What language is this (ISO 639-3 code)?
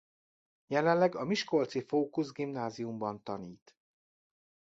hun